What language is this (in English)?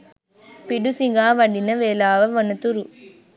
Sinhala